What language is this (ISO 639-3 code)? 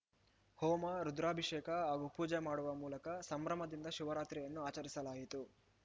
kan